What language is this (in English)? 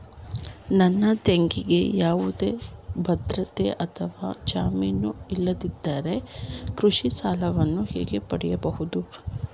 Kannada